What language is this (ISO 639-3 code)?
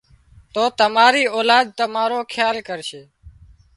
kxp